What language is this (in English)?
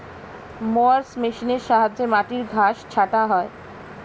Bangla